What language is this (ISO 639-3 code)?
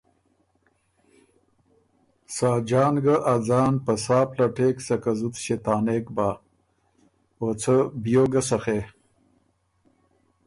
oru